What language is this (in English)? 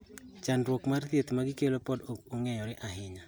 Luo (Kenya and Tanzania)